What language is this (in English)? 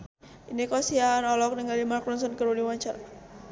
Sundanese